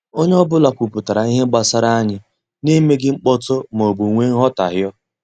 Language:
Igbo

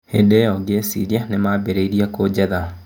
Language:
Kikuyu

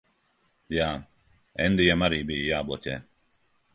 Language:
Latvian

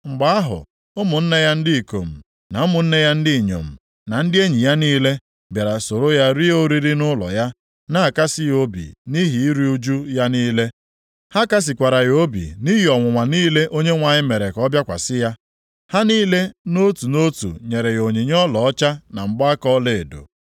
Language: Igbo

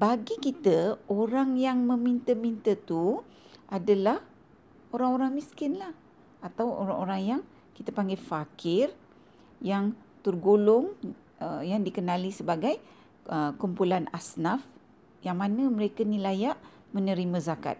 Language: Malay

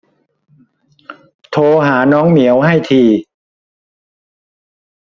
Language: Thai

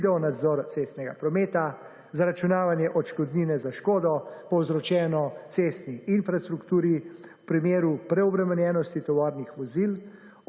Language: Slovenian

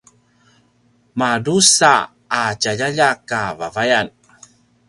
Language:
Paiwan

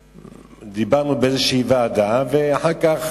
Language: Hebrew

